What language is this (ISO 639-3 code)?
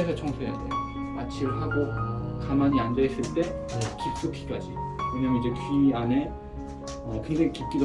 kor